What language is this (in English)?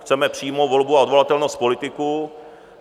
Czech